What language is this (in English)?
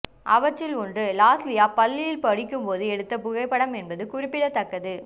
Tamil